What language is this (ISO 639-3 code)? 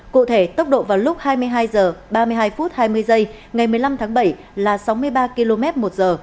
vie